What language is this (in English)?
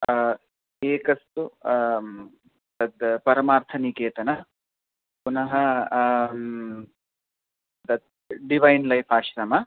Sanskrit